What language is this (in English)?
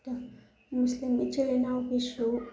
Manipuri